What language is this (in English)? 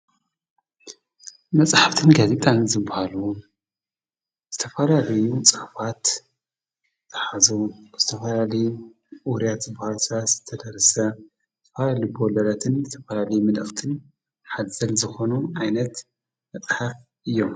Tigrinya